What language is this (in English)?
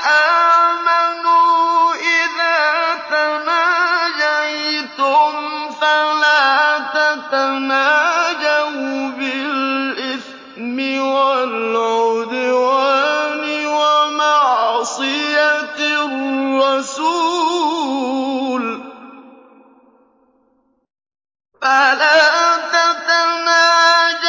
Arabic